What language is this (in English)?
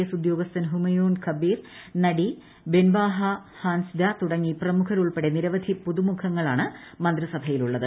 Malayalam